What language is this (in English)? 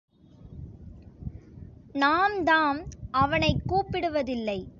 Tamil